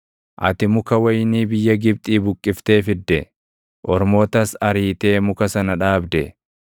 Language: Oromo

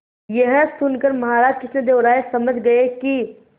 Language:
Hindi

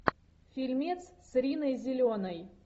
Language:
Russian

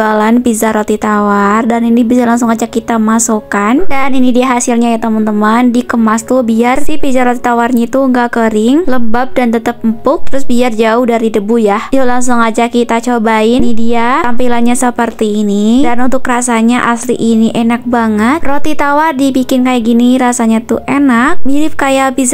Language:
Indonesian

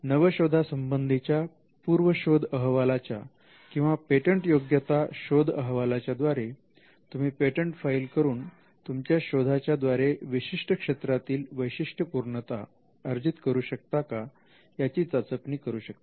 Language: Marathi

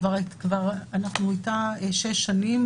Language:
Hebrew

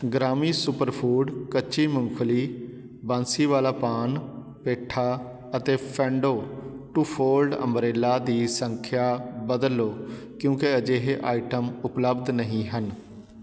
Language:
Punjabi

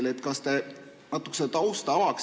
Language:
Estonian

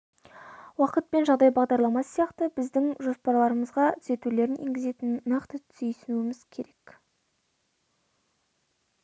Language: Kazakh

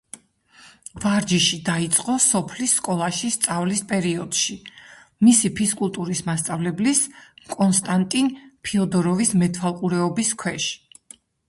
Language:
Georgian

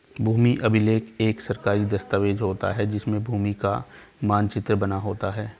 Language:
Hindi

